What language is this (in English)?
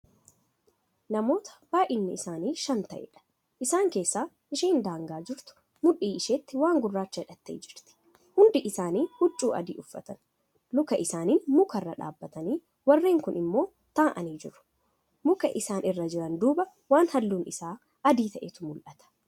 Oromo